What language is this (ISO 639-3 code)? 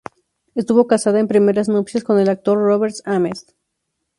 spa